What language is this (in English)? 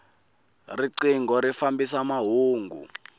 Tsonga